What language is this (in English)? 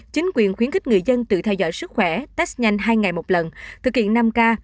Vietnamese